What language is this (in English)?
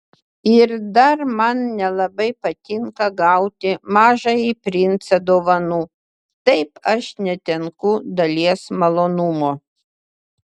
Lithuanian